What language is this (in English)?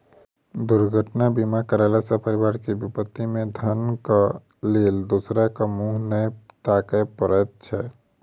Maithili